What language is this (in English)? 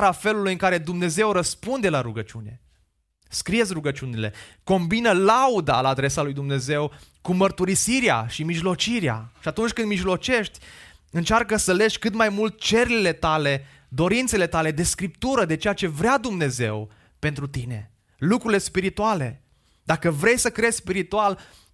Romanian